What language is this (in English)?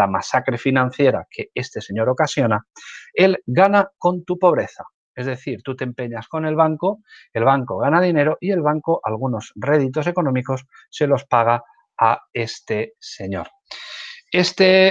Spanish